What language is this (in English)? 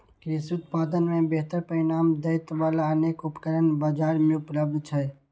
Maithili